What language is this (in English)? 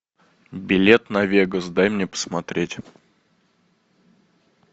Russian